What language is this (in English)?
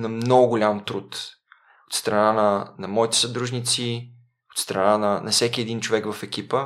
Bulgarian